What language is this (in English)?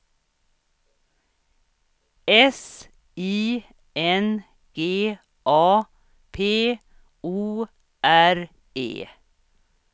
Swedish